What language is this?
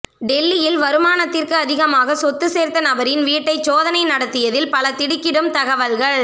Tamil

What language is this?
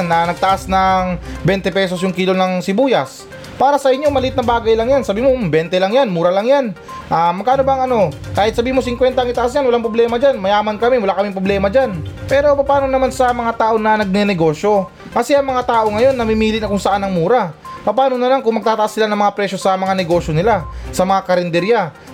Filipino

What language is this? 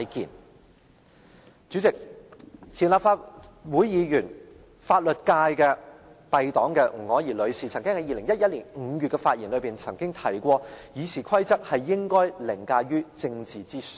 Cantonese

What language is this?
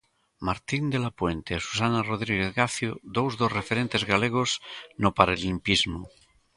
Galician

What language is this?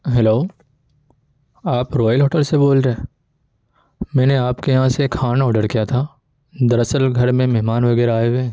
Urdu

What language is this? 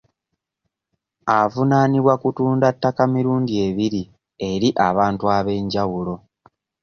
Ganda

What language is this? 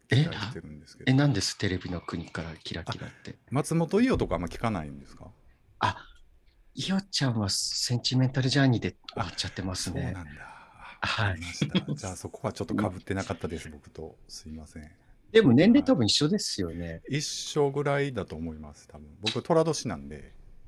Japanese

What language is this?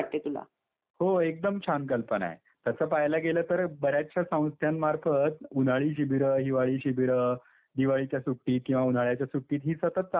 Marathi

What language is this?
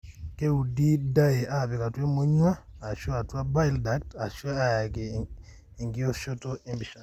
Masai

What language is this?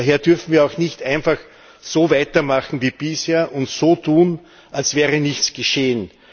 German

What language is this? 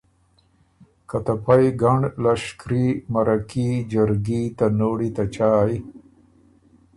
Ormuri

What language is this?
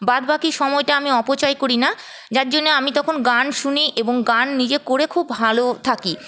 Bangla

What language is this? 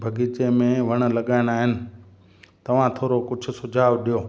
Sindhi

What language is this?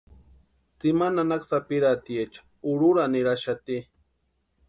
Western Highland Purepecha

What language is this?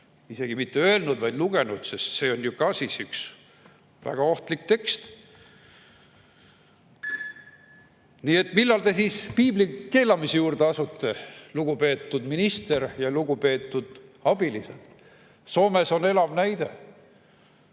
Estonian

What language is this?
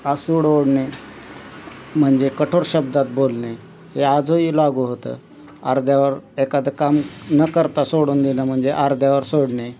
Marathi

